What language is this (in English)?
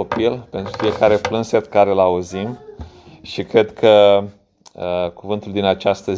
Romanian